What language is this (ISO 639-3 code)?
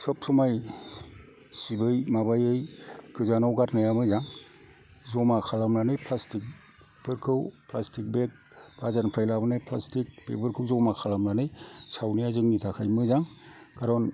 brx